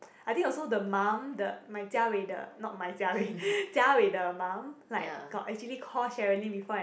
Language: English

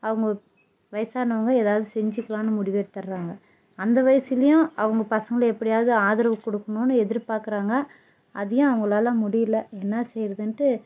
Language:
Tamil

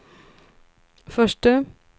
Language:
Swedish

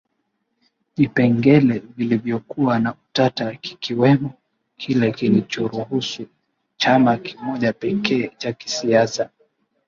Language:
Swahili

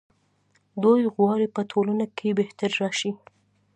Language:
Pashto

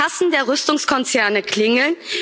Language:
German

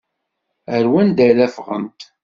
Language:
Kabyle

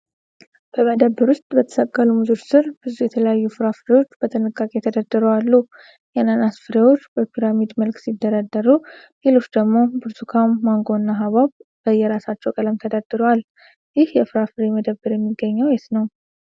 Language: Amharic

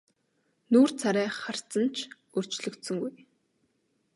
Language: Mongolian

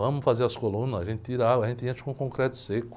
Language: Portuguese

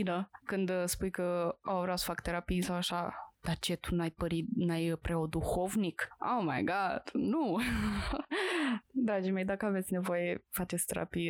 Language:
Romanian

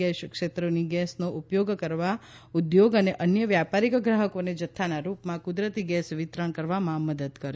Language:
Gujarati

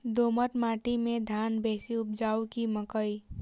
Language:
Maithili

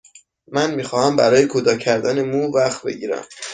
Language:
Persian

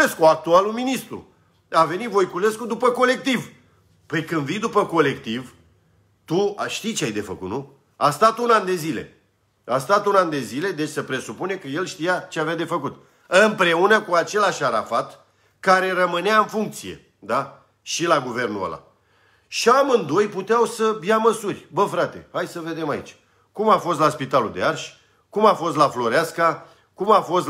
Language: Romanian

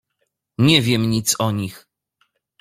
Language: Polish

